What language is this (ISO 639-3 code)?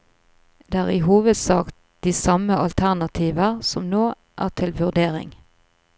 nor